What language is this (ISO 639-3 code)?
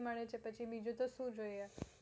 guj